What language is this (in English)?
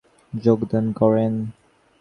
Bangla